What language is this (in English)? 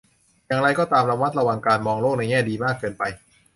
Thai